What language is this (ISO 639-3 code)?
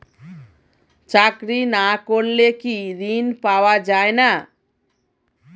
ben